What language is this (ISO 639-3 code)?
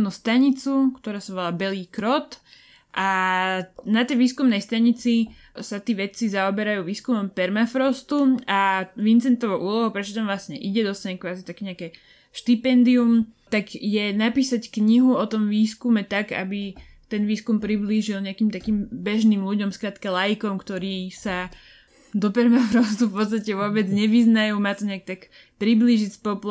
slk